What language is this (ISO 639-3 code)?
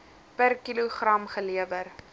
afr